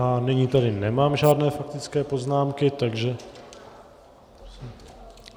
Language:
Czech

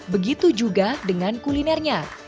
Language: Indonesian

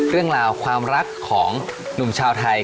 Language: Thai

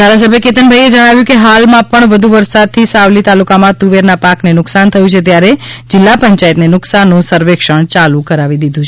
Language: Gujarati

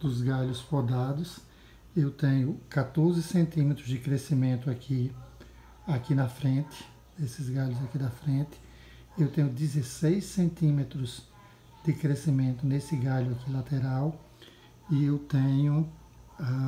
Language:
Portuguese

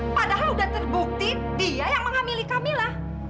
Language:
Indonesian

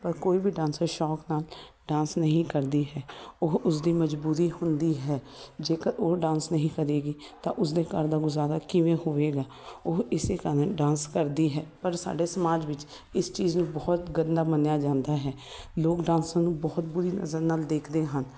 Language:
Punjabi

